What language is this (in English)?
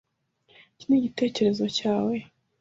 Kinyarwanda